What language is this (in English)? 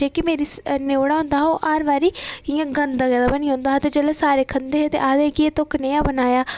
Dogri